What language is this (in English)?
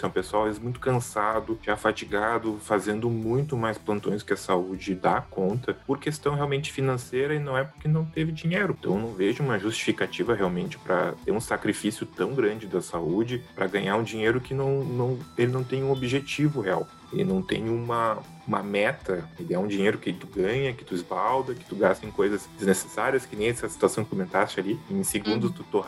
Portuguese